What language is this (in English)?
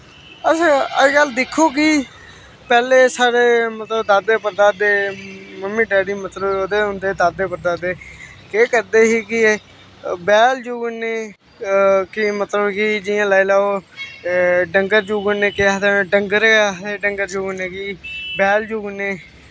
Dogri